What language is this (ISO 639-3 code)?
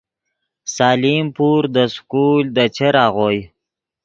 ydg